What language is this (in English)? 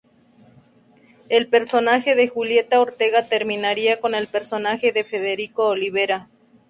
Spanish